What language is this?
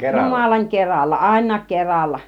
Finnish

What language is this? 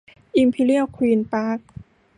Thai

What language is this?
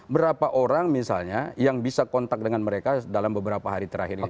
Indonesian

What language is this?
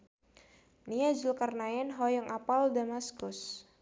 Sundanese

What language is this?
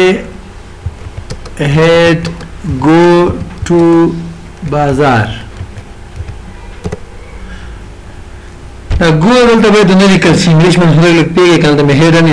Romanian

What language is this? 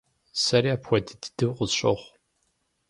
Kabardian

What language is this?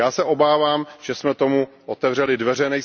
Czech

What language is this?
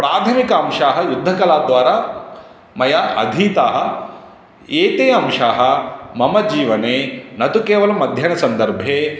Sanskrit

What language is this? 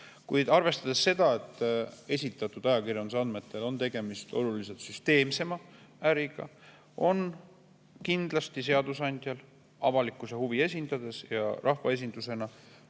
Estonian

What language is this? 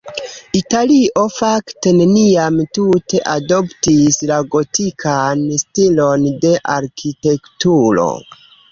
Esperanto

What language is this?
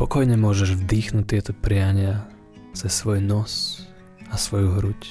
Slovak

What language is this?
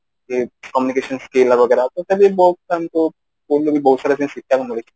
Odia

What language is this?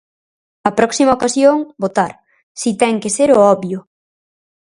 Galician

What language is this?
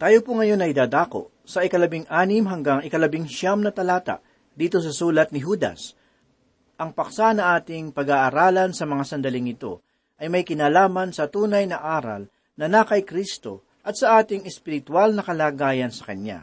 Filipino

